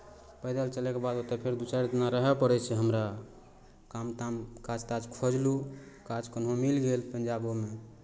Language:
Maithili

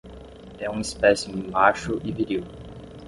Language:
Portuguese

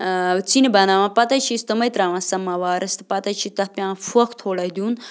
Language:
Kashmiri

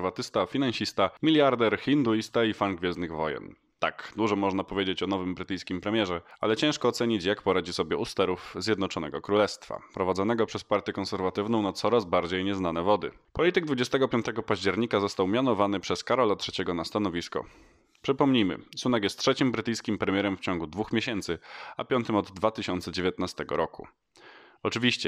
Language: Polish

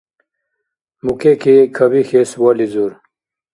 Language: Dargwa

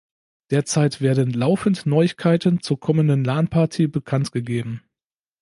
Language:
German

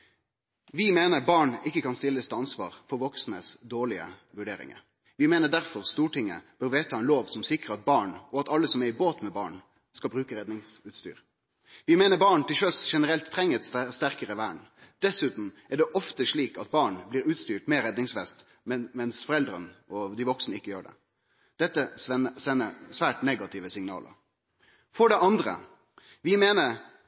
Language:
Norwegian Nynorsk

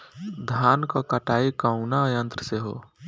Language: Bhojpuri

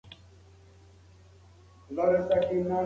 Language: Pashto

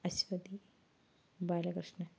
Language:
Malayalam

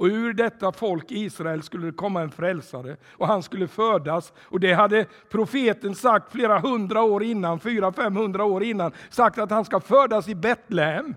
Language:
Swedish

